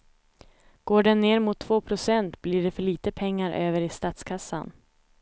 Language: Swedish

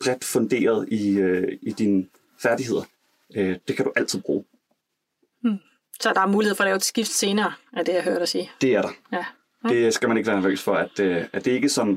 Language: Danish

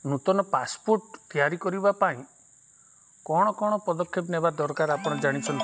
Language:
Odia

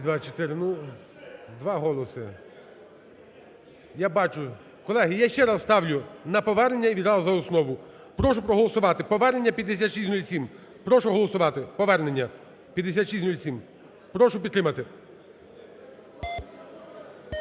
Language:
Ukrainian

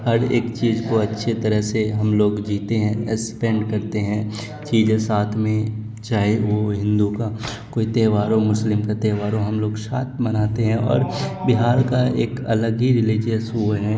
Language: Urdu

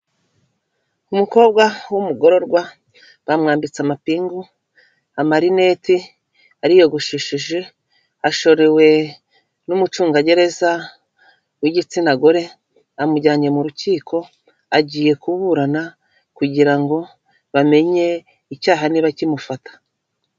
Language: Kinyarwanda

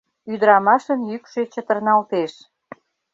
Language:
Mari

